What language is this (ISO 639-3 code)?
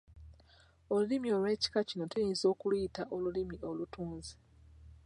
lug